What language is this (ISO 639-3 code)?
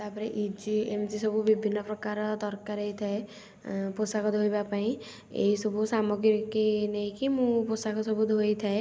ori